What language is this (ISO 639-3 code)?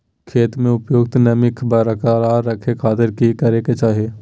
mag